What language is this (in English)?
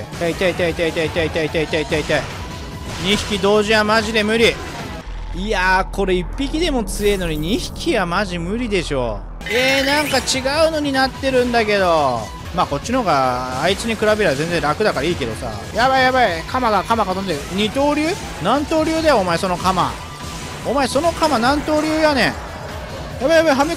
Japanese